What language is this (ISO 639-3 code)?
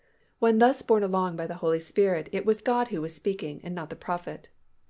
eng